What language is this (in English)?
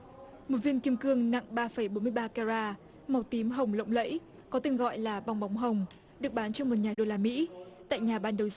Vietnamese